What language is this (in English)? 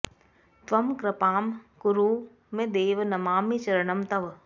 Sanskrit